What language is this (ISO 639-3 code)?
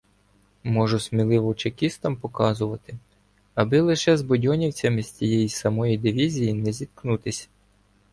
ukr